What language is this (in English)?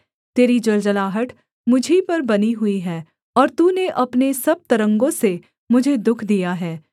Hindi